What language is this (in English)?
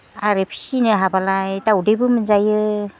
Bodo